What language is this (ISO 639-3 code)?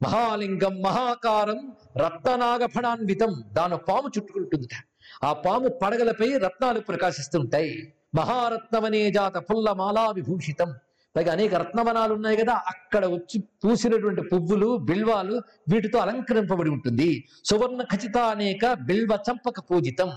tel